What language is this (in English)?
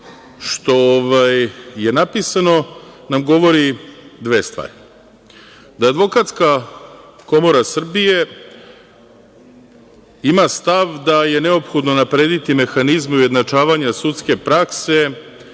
Serbian